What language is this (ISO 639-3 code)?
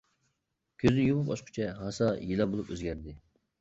uig